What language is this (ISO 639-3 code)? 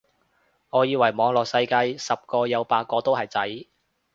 yue